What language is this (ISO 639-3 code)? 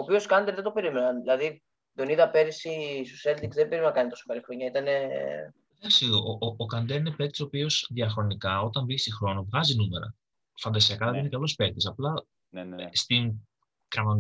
ell